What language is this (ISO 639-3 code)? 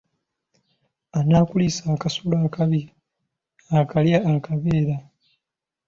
lug